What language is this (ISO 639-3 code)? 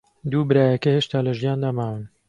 ckb